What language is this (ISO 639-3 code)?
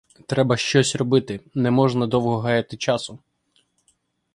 ukr